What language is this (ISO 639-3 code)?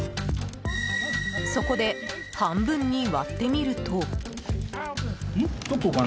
jpn